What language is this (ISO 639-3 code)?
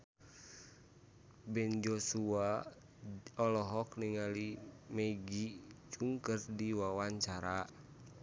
sun